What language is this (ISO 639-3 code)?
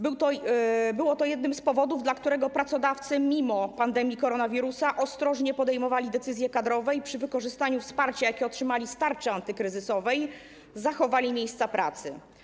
pol